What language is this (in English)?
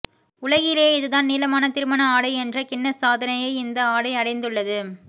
Tamil